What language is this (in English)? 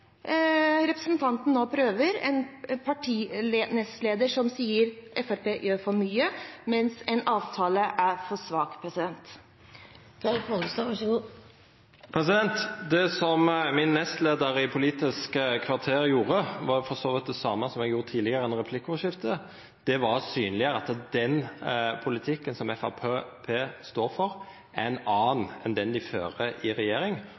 Norwegian